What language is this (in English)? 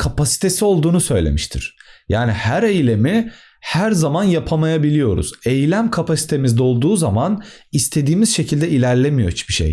Turkish